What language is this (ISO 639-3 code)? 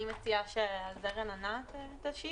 heb